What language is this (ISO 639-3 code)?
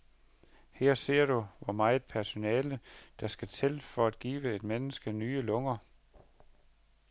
dan